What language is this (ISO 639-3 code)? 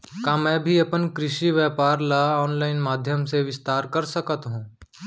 hne